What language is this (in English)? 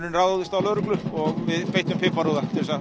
Icelandic